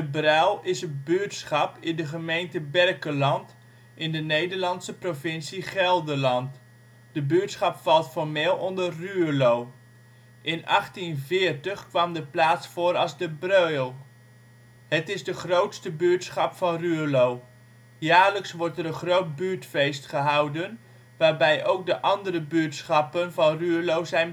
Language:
Dutch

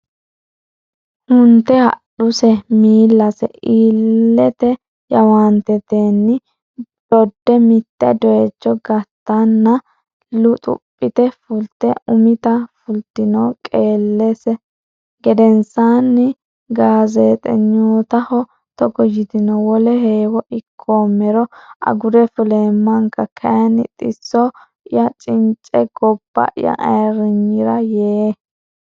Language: Sidamo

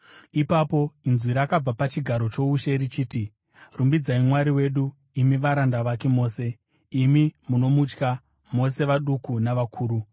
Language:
Shona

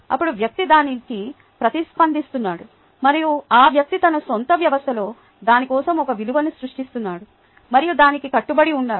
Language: Telugu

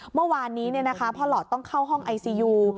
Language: Thai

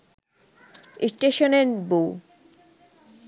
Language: Bangla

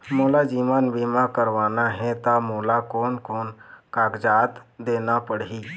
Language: Chhattisgarhi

